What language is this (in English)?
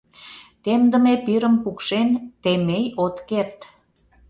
Mari